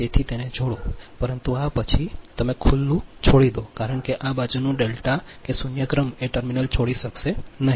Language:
Gujarati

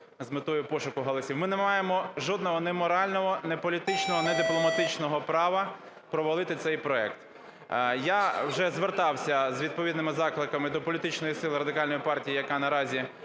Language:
Ukrainian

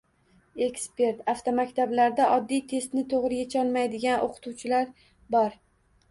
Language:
Uzbek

